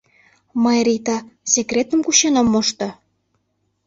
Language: Mari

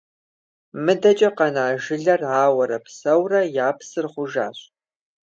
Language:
Kabardian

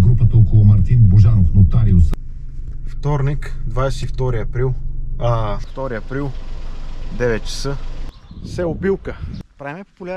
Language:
Bulgarian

